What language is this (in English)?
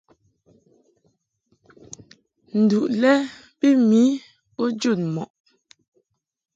Mungaka